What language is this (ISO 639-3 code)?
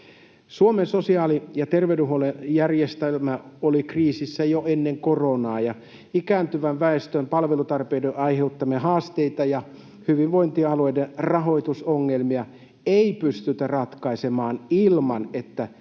fin